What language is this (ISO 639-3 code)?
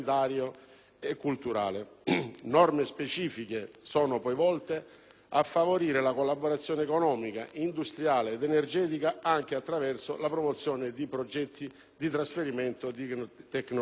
ita